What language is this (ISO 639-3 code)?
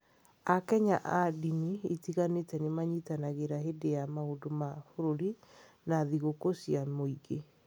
kik